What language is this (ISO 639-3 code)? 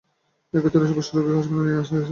ben